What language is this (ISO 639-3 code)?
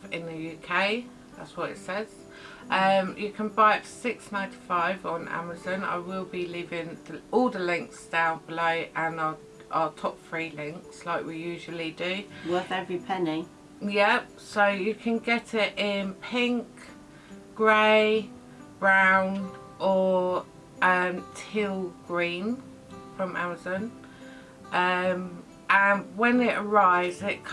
eng